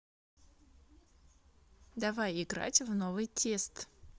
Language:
Russian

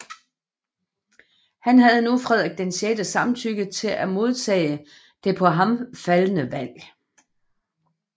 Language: Danish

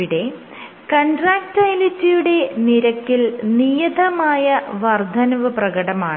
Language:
Malayalam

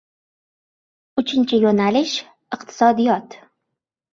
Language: Uzbek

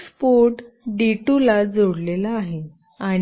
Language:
Marathi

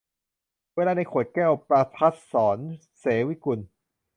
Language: Thai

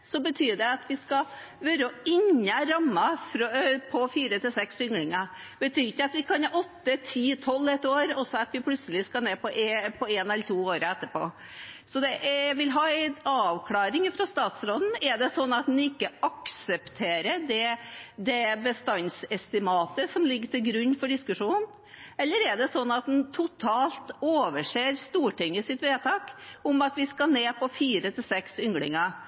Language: Norwegian Bokmål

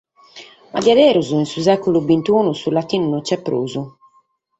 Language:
Sardinian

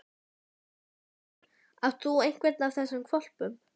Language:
Icelandic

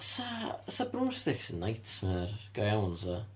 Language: Welsh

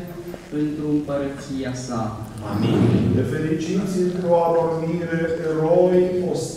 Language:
Romanian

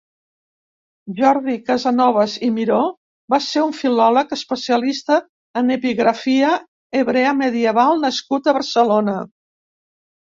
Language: Catalan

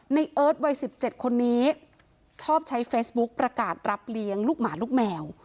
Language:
Thai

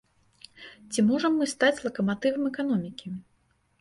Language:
Belarusian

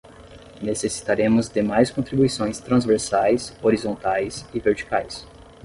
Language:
Portuguese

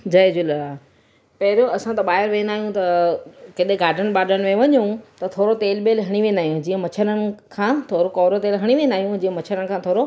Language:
Sindhi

